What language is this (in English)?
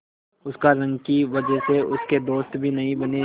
Hindi